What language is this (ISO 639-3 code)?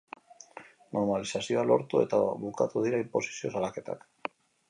eus